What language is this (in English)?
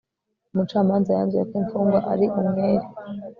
Kinyarwanda